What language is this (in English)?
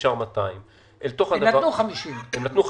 Hebrew